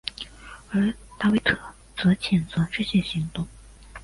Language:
Chinese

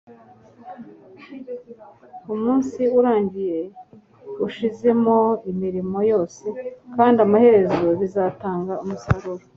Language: Kinyarwanda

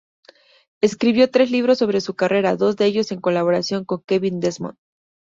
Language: Spanish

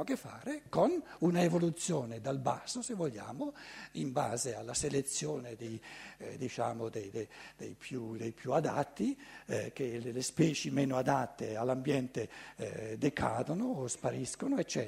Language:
Italian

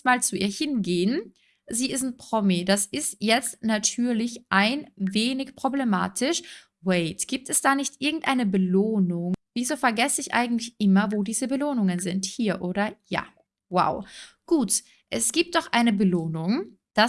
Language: German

